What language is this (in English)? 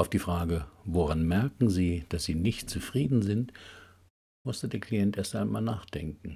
German